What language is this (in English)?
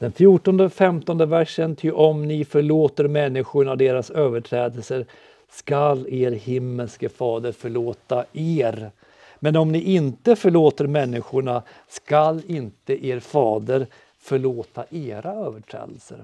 Swedish